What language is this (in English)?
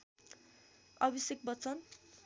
Nepali